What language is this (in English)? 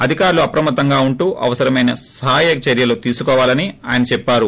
Telugu